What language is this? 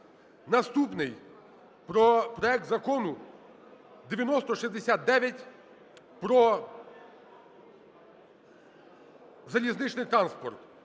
Ukrainian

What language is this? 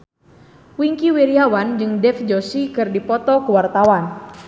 Sundanese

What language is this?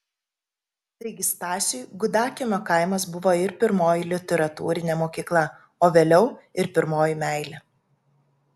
Lithuanian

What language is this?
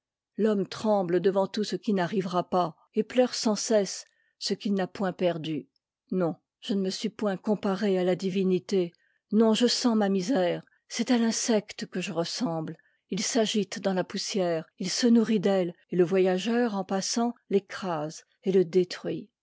French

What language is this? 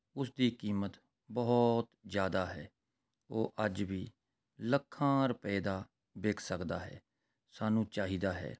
Punjabi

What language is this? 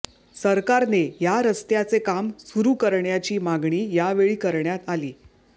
Marathi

